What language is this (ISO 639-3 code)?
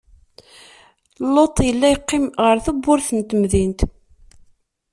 kab